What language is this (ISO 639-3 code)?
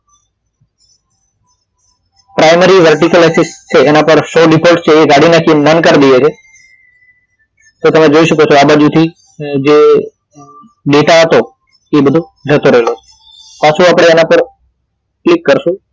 guj